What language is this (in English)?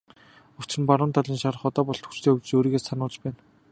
Mongolian